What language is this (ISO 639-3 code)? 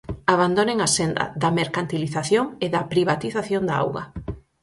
glg